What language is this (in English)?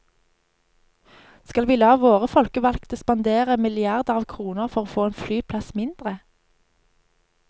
Norwegian